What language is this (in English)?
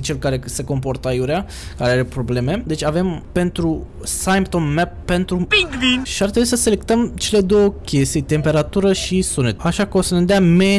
Romanian